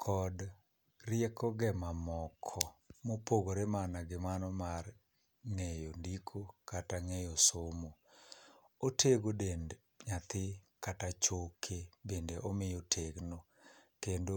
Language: Luo (Kenya and Tanzania)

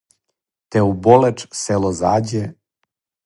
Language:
Serbian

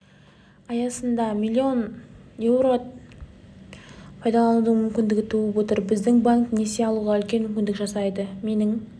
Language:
Kazakh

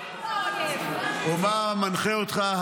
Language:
Hebrew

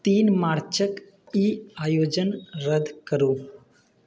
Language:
Maithili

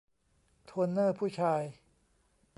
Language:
Thai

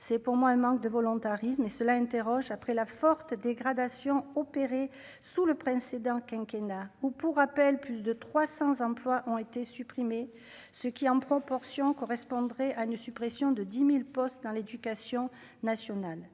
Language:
French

